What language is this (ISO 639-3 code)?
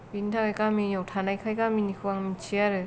brx